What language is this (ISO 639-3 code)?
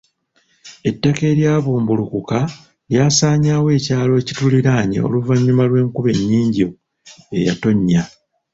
lug